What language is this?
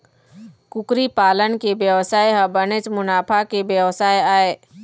Chhattisgarhi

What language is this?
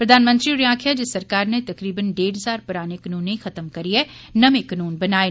Dogri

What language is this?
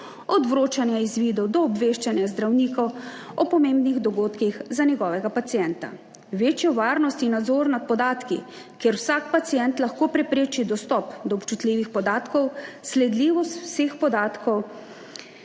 Slovenian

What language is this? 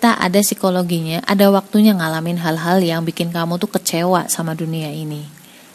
Indonesian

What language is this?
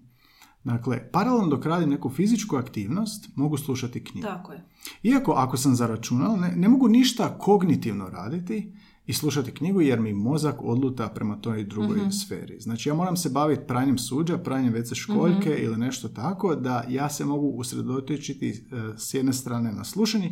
Croatian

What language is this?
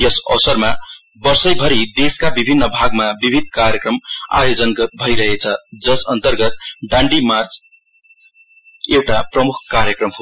Nepali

